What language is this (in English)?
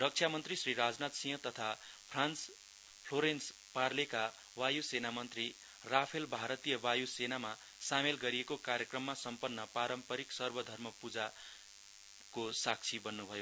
Nepali